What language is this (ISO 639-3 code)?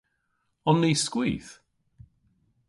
cor